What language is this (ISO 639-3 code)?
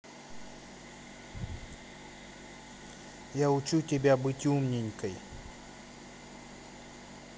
rus